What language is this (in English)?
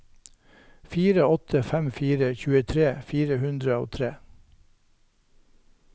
Norwegian